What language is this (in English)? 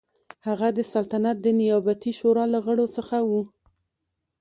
Pashto